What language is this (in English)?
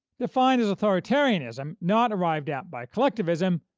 English